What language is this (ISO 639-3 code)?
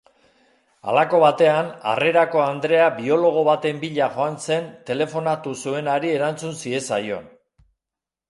eus